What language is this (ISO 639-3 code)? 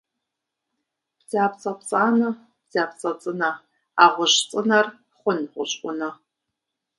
kbd